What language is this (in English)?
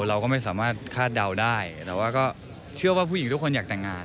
Thai